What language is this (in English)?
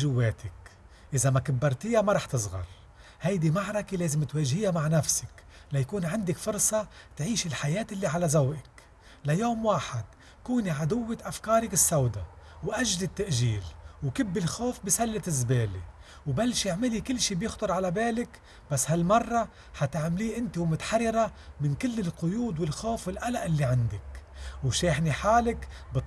Arabic